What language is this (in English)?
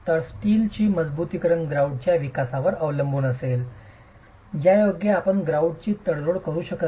Marathi